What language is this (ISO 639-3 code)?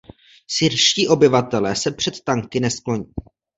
ces